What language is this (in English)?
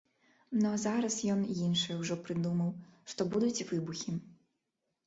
Belarusian